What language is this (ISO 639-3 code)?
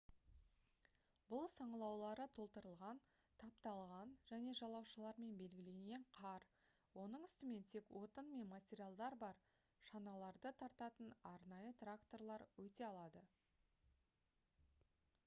kaz